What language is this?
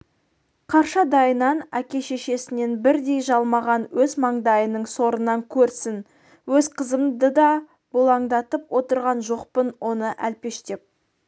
Kazakh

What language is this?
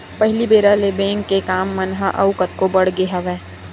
Chhattisgarhi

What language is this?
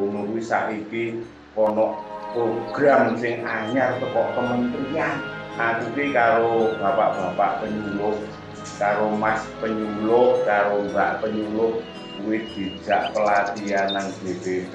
Indonesian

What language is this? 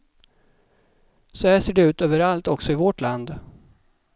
Swedish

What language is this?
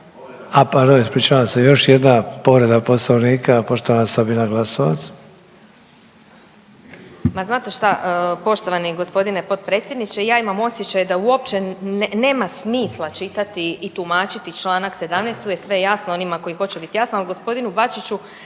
Croatian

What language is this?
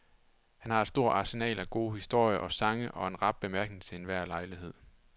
Danish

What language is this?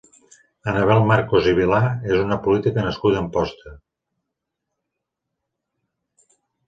Catalan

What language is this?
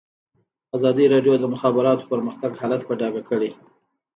Pashto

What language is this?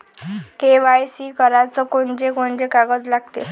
Marathi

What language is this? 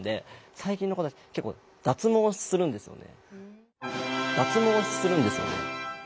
Japanese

